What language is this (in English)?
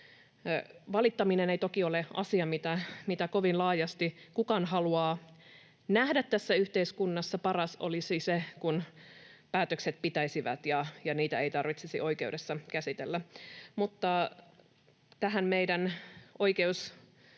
Finnish